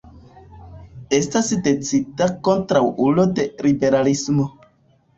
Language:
Esperanto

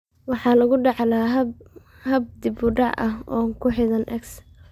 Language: Somali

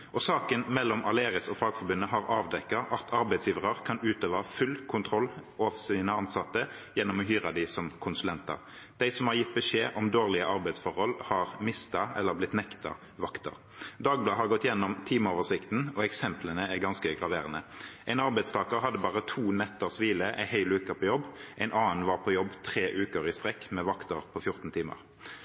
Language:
Norwegian Bokmål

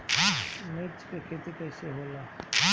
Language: Bhojpuri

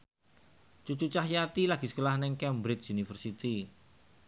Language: Javanese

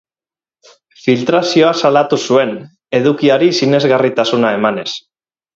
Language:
Basque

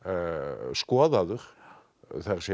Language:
Icelandic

